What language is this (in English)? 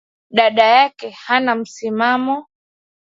Swahili